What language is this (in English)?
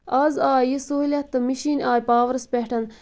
Kashmiri